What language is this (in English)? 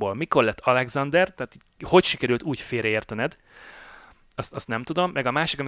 Hungarian